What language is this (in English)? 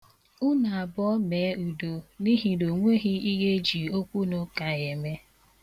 Igbo